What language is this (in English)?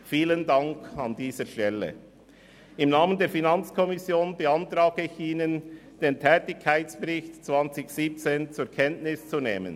Swiss German